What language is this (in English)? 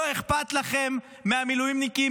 Hebrew